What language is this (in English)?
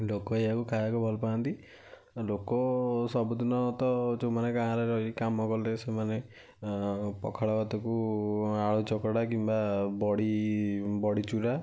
Odia